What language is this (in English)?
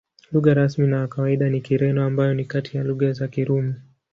Swahili